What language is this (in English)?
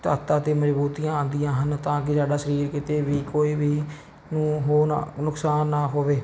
Punjabi